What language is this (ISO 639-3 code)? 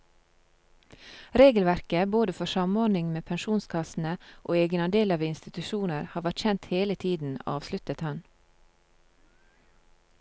nor